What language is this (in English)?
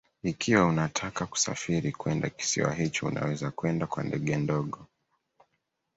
Swahili